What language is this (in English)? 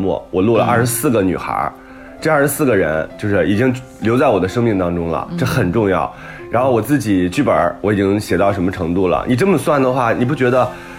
Chinese